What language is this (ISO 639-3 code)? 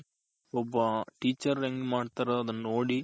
kan